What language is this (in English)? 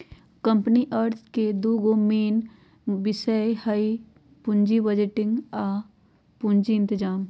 Magahi